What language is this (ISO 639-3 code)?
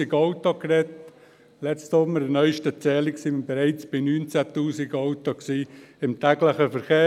gsw